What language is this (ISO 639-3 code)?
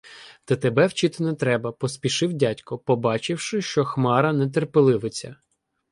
ukr